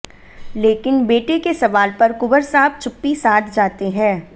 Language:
Hindi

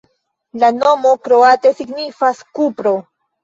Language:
Esperanto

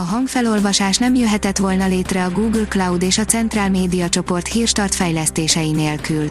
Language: Hungarian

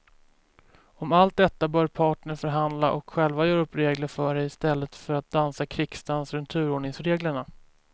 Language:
Swedish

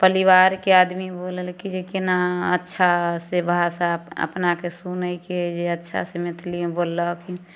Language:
Maithili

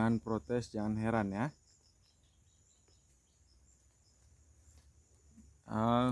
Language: Indonesian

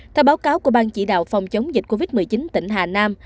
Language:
Vietnamese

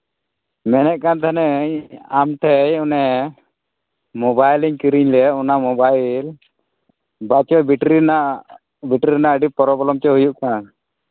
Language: Santali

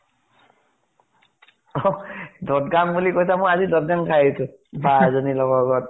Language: Assamese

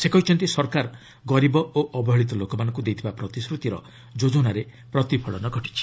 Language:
Odia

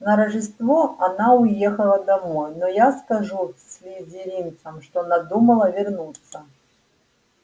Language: Russian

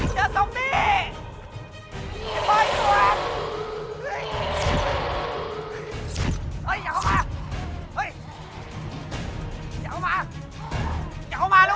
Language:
Thai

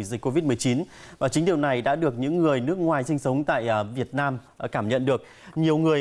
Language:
Vietnamese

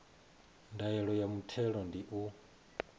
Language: Venda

